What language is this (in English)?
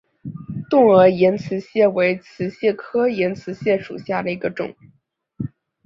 Chinese